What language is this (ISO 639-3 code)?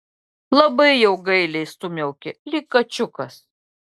lit